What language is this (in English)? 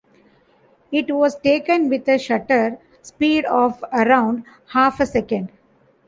English